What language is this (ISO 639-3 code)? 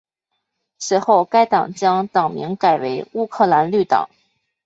zho